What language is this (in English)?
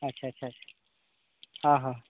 Santali